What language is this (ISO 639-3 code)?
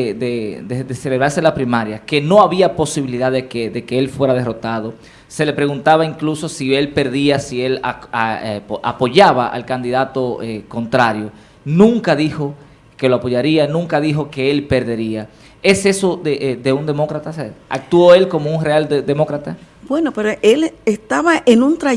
spa